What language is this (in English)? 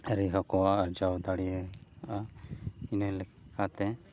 Santali